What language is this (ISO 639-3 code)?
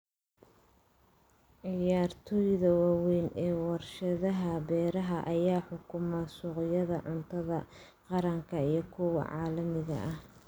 som